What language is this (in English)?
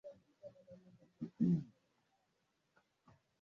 Swahili